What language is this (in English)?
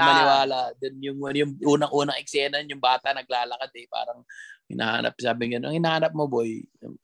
Filipino